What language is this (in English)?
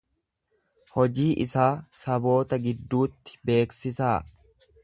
Oromo